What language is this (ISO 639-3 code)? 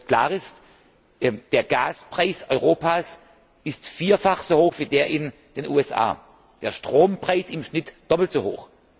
deu